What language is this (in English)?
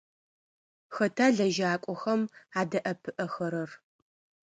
Adyghe